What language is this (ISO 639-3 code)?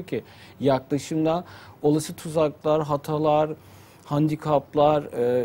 tur